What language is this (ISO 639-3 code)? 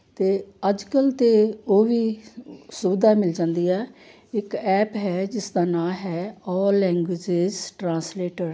pan